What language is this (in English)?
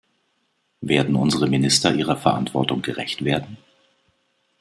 German